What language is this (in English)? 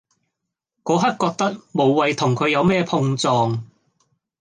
Cantonese